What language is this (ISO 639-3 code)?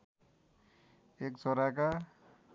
nep